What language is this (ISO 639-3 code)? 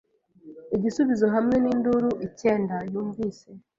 kin